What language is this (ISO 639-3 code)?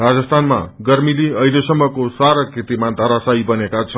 nep